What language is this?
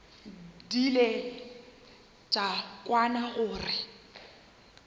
Northern Sotho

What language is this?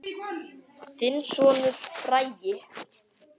Icelandic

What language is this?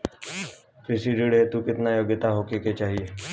Bhojpuri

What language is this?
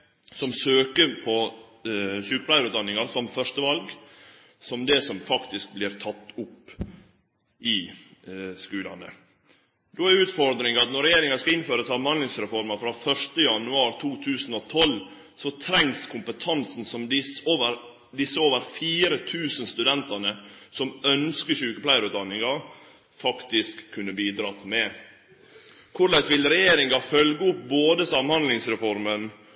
Norwegian Nynorsk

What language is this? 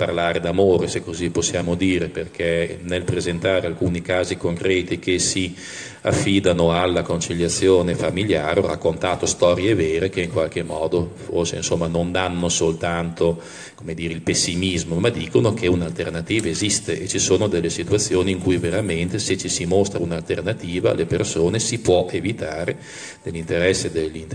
Italian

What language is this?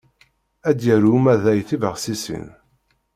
Kabyle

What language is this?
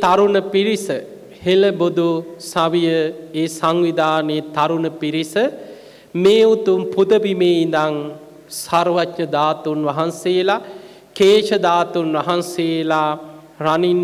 Arabic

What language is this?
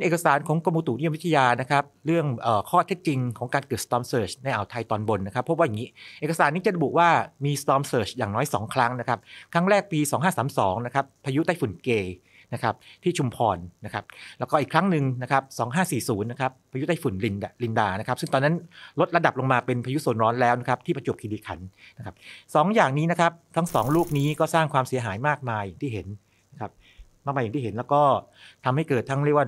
Thai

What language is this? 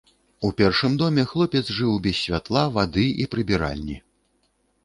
Belarusian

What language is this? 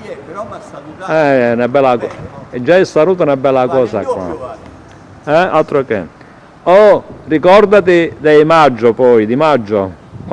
Italian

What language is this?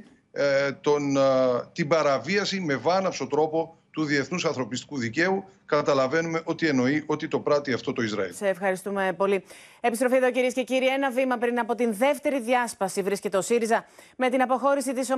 Greek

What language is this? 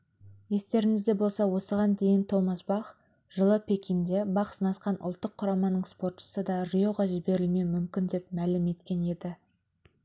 Kazakh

